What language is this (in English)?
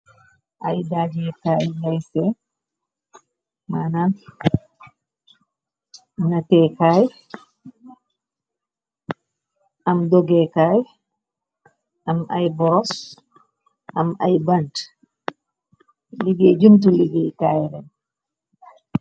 Wolof